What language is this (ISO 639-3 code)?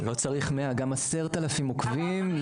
heb